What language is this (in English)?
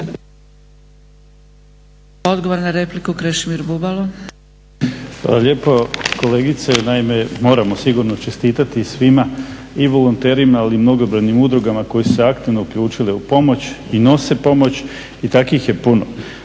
Croatian